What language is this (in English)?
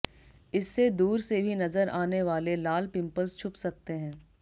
Hindi